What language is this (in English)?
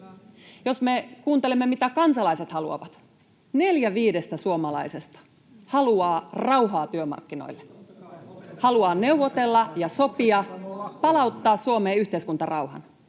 Finnish